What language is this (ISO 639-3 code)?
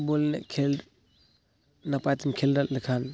sat